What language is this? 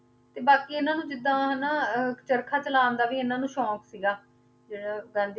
Punjabi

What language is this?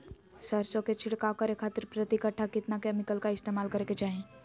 Magahi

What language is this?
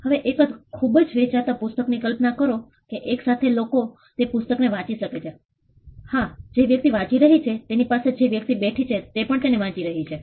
Gujarati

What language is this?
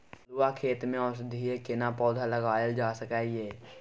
Maithili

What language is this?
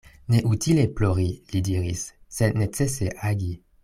Esperanto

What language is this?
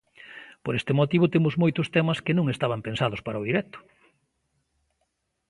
Galician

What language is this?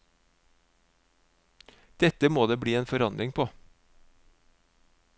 Norwegian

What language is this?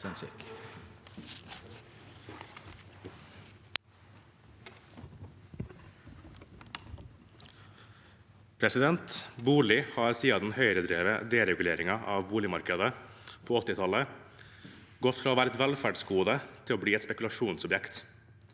Norwegian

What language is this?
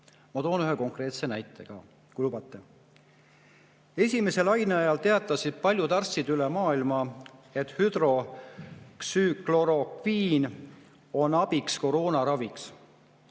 Estonian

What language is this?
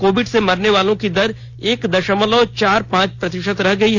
Hindi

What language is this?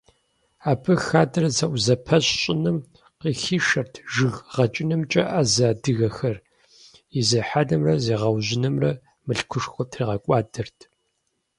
Kabardian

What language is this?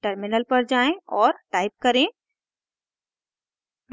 Hindi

